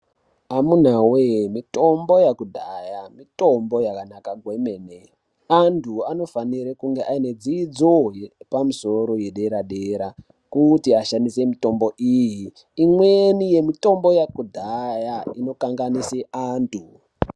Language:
Ndau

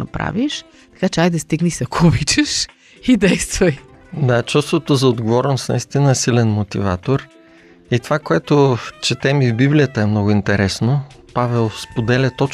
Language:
Bulgarian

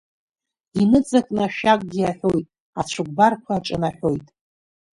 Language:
Abkhazian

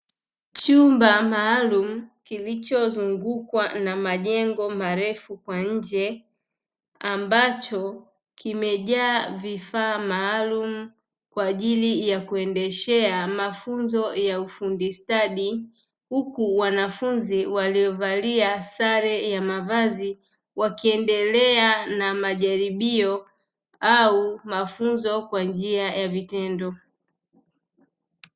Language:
Swahili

